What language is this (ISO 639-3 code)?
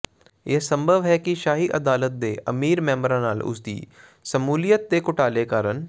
pan